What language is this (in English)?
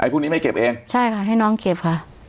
Thai